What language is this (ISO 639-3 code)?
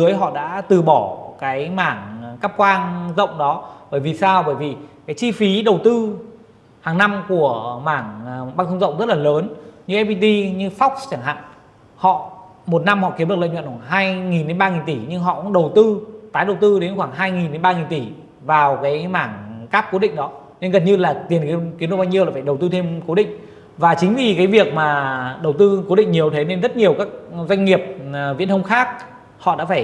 vie